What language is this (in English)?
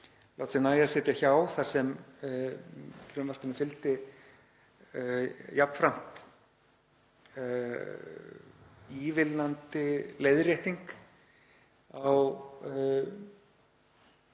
Icelandic